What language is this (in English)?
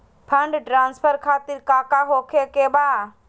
Magahi